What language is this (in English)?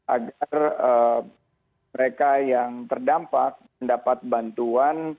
Indonesian